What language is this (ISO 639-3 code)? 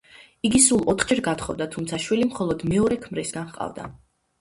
kat